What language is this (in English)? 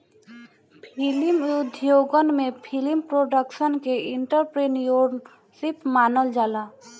Bhojpuri